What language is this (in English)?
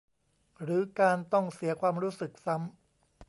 Thai